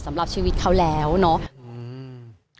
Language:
Thai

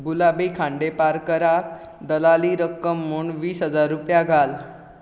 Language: Konkani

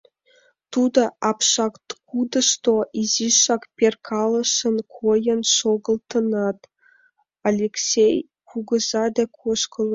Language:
Mari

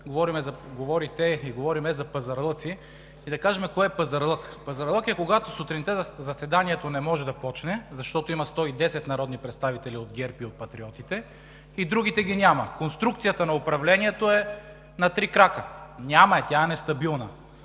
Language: Bulgarian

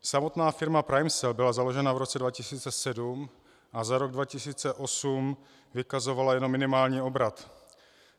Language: Czech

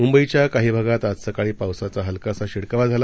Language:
Marathi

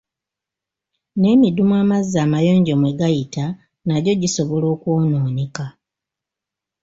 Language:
Ganda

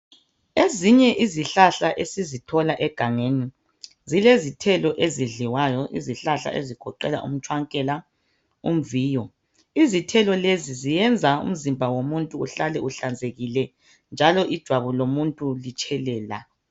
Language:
North Ndebele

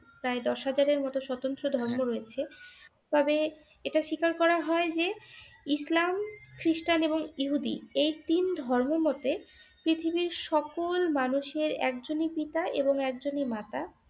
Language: Bangla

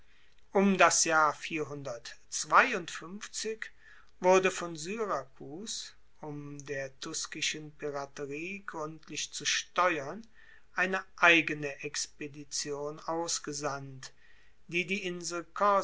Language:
German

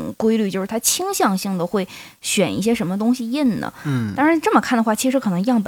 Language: Chinese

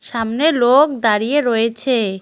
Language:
Bangla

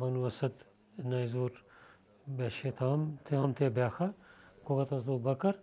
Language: Bulgarian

